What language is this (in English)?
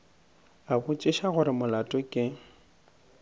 Northern Sotho